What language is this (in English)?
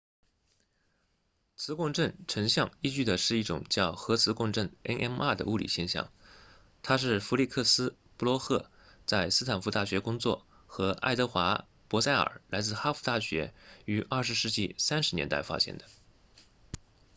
Chinese